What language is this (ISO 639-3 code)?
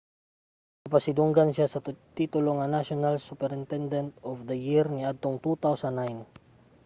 ceb